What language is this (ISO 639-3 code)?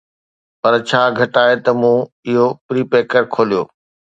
snd